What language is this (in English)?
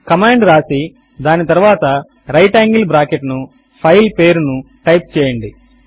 Telugu